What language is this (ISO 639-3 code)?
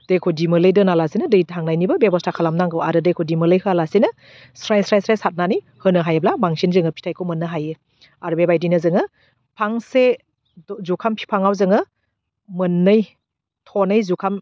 brx